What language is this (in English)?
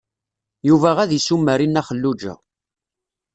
Kabyle